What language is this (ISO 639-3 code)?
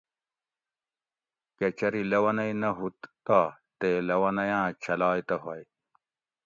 gwc